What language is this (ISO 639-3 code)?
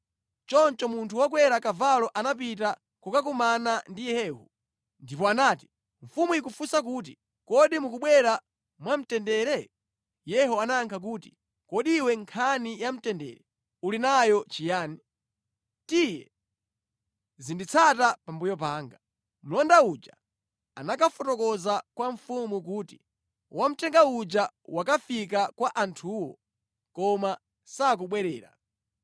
nya